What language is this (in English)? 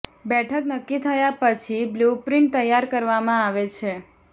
Gujarati